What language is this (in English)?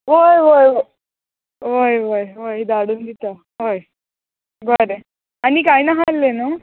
Konkani